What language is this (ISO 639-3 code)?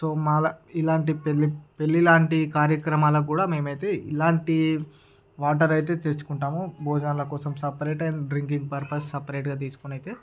tel